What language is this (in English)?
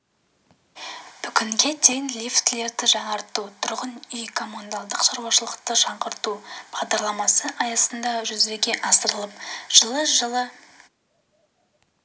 Kazakh